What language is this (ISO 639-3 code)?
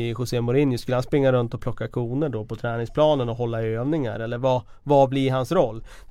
swe